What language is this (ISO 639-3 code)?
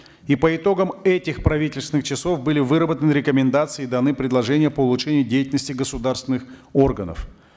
kaz